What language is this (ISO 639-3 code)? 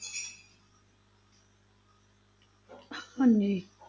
pan